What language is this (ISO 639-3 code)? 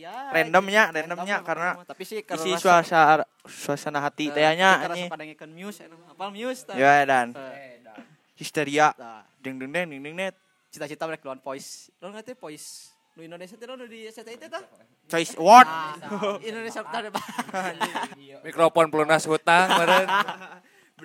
ind